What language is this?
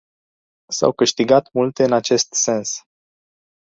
Romanian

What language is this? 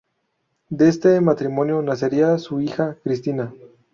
Spanish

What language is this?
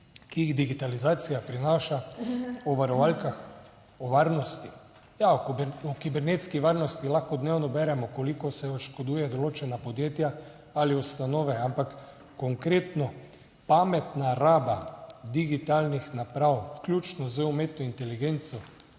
Slovenian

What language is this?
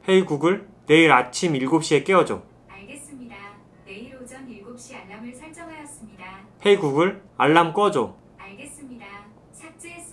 Korean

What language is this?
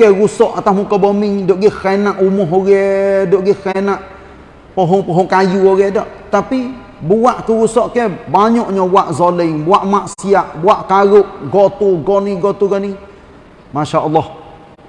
Malay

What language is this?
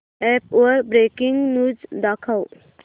Marathi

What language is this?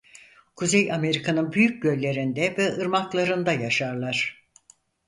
Turkish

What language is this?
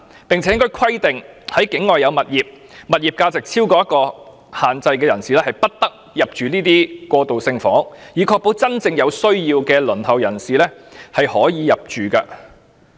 Cantonese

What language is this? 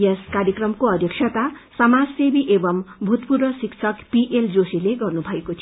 Nepali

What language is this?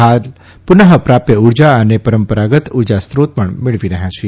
Gujarati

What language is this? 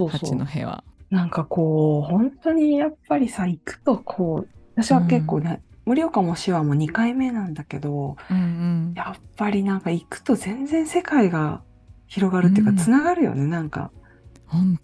Japanese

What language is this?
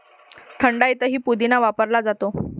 Marathi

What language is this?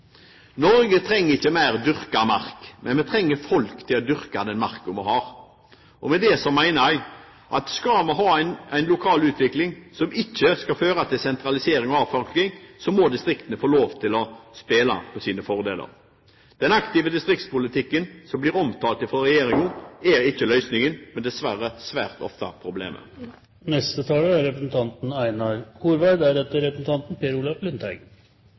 Norwegian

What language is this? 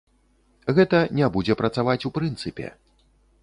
Belarusian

